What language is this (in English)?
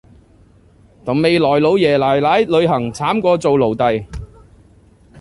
Cantonese